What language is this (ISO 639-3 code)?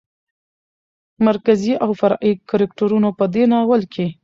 pus